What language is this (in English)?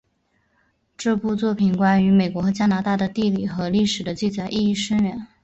Chinese